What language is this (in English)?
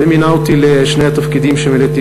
Hebrew